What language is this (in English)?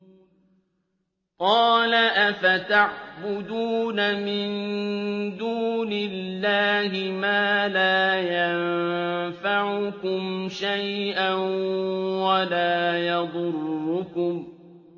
Arabic